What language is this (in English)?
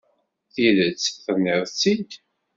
Kabyle